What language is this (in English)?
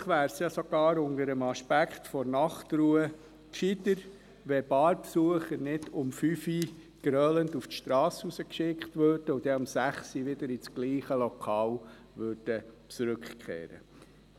Swiss German